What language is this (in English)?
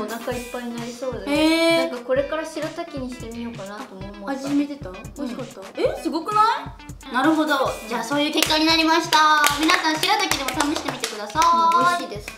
Japanese